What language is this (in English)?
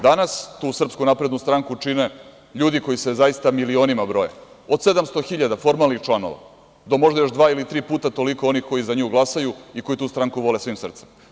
Serbian